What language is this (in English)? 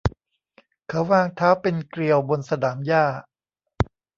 Thai